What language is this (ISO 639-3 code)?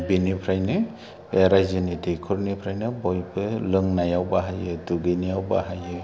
brx